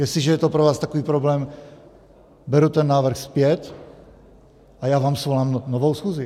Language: Czech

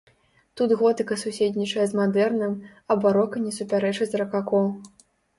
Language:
Belarusian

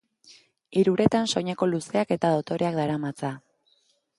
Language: Basque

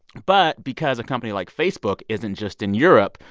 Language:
English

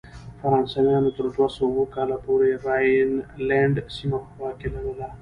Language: Pashto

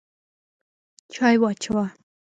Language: Pashto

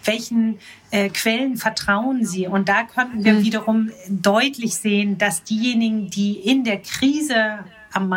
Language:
German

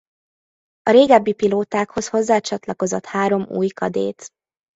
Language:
Hungarian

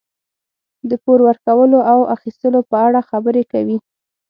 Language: Pashto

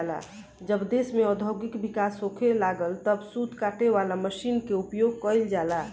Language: Bhojpuri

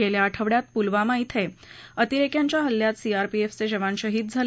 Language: Marathi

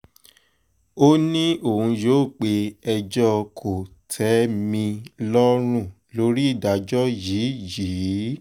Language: Yoruba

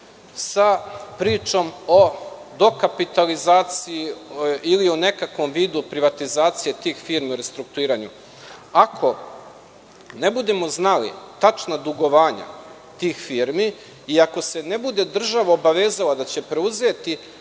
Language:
Serbian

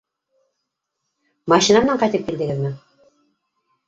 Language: Bashkir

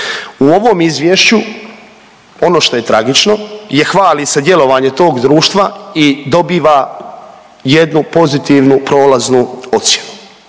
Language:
Croatian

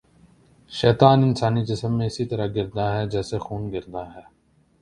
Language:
Urdu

